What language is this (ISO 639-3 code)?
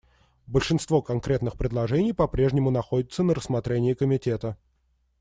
rus